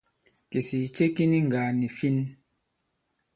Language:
Bankon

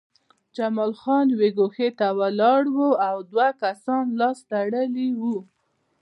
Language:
Pashto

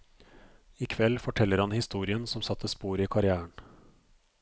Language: Norwegian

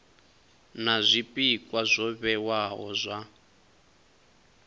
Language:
Venda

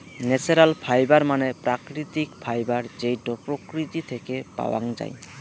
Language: Bangla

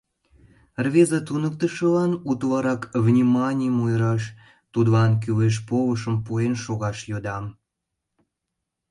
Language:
Mari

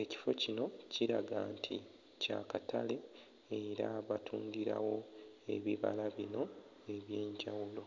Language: Ganda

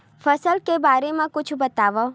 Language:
Chhattisgarhi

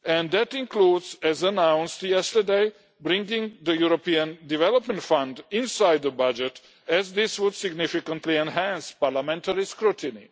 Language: English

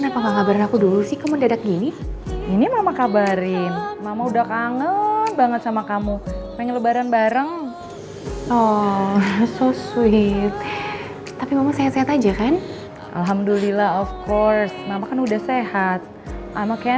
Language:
Indonesian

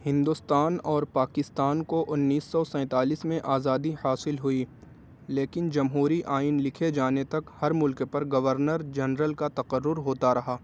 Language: Urdu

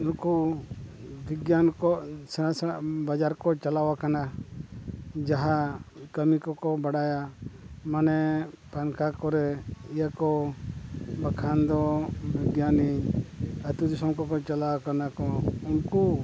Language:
Santali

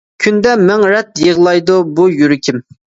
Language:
Uyghur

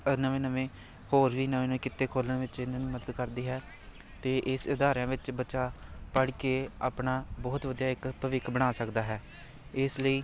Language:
Punjabi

